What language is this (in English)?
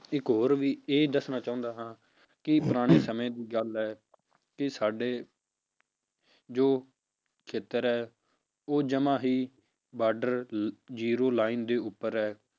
Punjabi